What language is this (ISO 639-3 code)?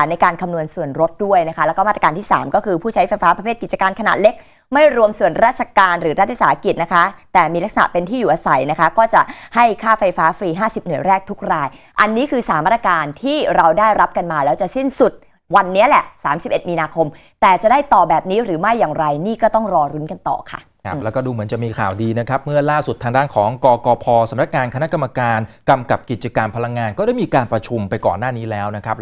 tha